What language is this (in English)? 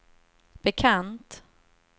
Swedish